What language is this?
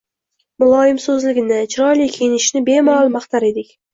Uzbek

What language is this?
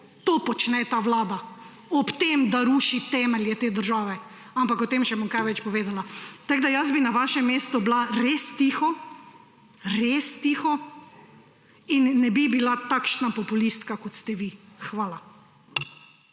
Slovenian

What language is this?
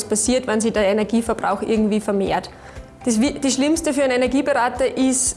German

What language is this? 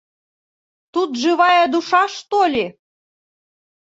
Bashkir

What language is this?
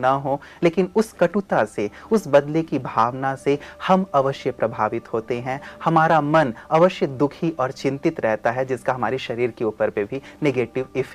Hindi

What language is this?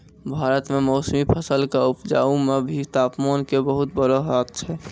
Maithili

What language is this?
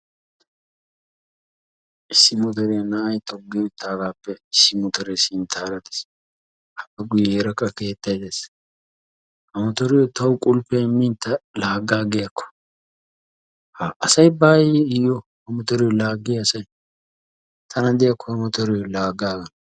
Wolaytta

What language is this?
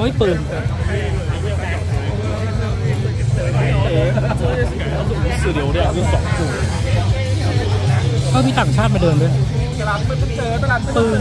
Thai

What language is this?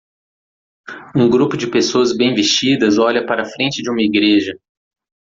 Portuguese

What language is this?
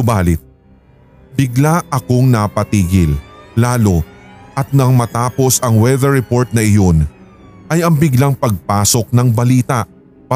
Filipino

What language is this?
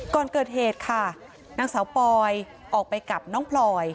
Thai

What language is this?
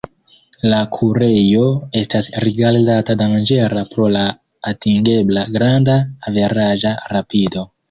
Esperanto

